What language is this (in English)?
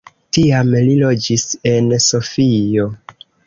Esperanto